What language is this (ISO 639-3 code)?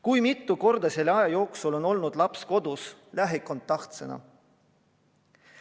est